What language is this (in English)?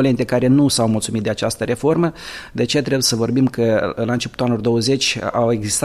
Romanian